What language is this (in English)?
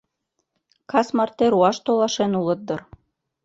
Mari